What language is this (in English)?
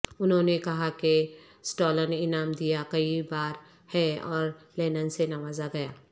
Urdu